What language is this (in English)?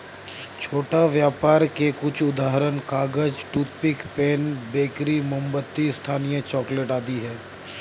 Hindi